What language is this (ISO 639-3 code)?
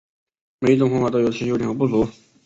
zho